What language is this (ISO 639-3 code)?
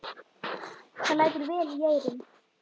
isl